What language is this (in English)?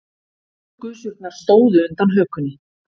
Icelandic